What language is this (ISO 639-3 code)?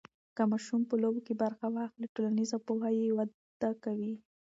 pus